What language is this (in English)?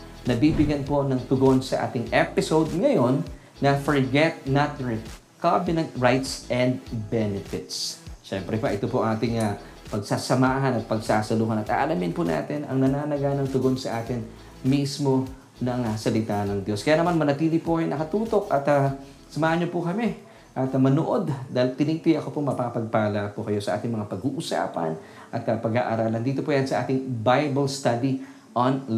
Filipino